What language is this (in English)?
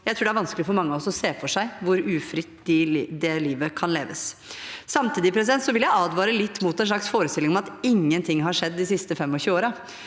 Norwegian